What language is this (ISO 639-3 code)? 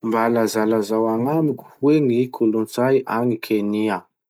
msh